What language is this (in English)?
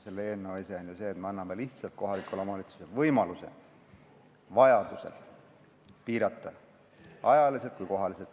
Estonian